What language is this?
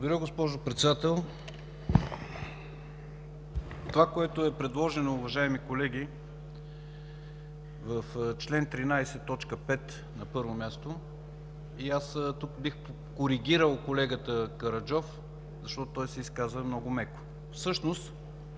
Bulgarian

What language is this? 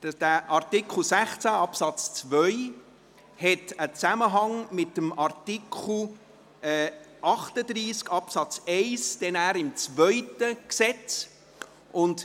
Swiss German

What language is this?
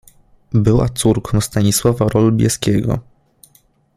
Polish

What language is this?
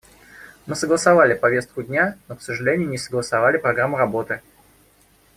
Russian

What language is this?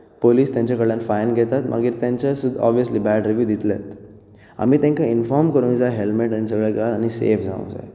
Konkani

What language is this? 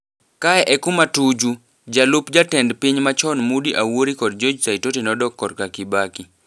Luo (Kenya and Tanzania)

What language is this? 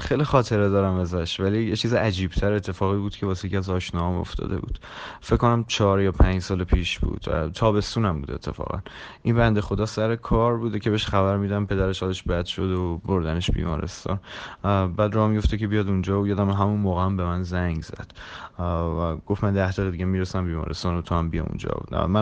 Persian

